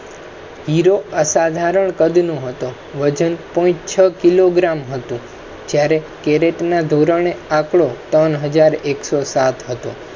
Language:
Gujarati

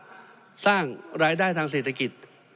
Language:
Thai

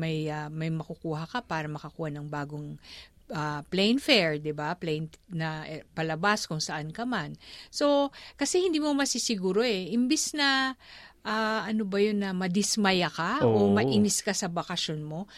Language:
Filipino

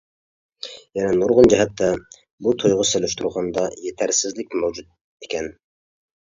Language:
Uyghur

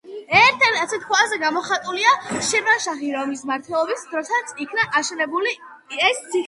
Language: Georgian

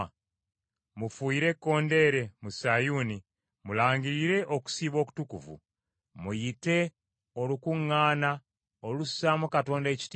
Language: Ganda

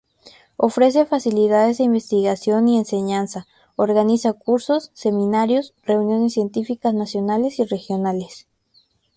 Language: Spanish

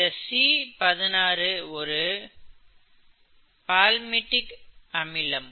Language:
Tamil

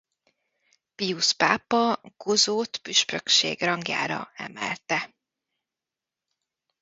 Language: Hungarian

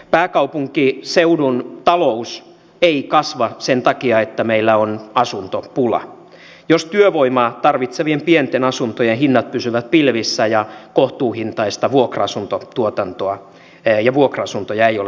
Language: Finnish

